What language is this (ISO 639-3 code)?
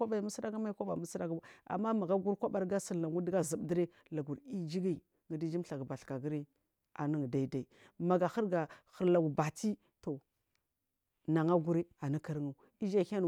mfm